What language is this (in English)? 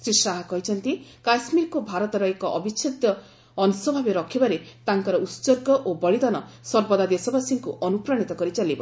Odia